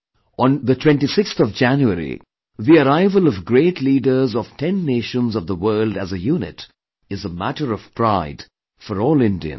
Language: English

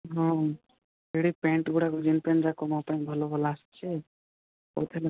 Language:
Odia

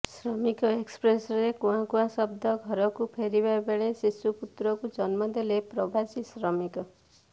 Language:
Odia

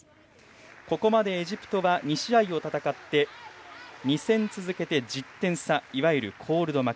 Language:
Japanese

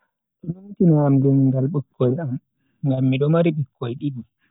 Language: Bagirmi Fulfulde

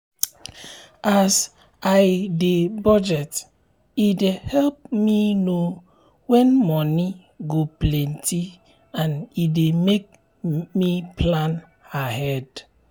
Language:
Nigerian Pidgin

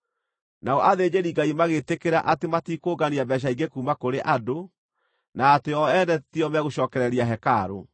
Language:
Kikuyu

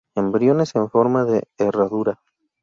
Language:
Spanish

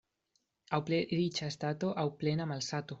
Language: Esperanto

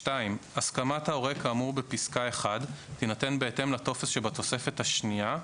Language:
Hebrew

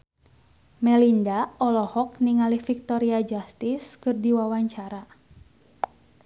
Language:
Sundanese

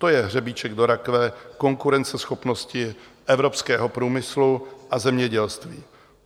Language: Czech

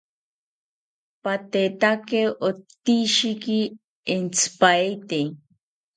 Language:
South Ucayali Ashéninka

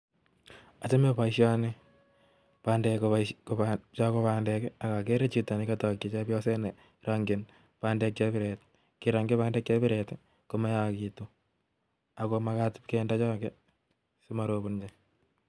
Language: Kalenjin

